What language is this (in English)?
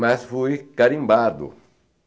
Portuguese